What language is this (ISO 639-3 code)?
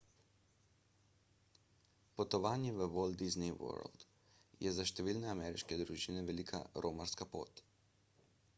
slv